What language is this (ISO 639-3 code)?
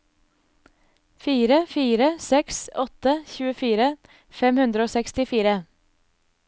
nor